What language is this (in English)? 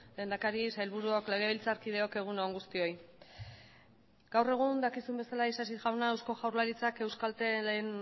Basque